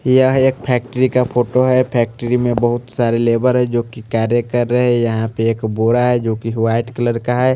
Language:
Hindi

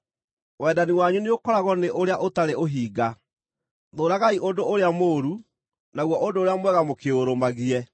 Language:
Kikuyu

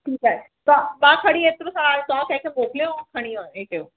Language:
Sindhi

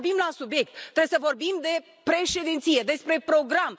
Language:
Romanian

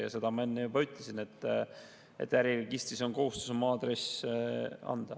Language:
Estonian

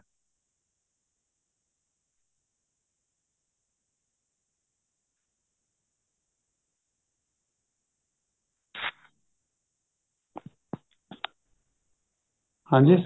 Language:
Punjabi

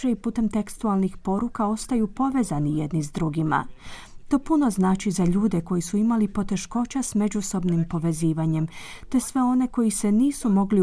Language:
Croatian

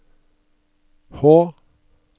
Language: Norwegian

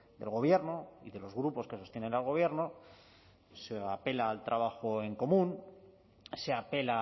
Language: Spanish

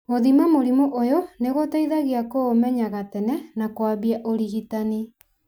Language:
Kikuyu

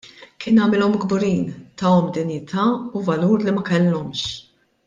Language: Maltese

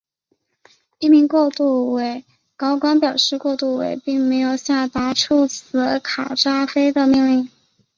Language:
Chinese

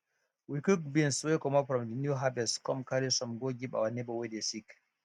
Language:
Nigerian Pidgin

